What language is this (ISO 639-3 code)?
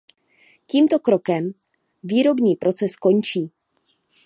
ces